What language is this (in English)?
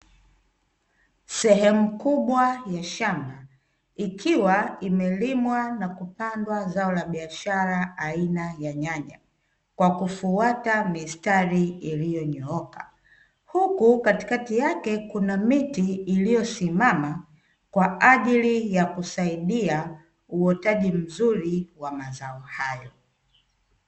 Swahili